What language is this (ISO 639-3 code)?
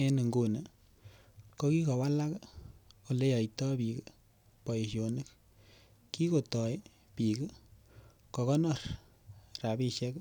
kln